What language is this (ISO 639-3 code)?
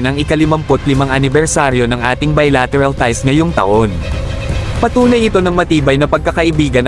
fil